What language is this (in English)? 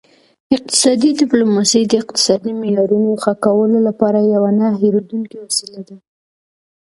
Pashto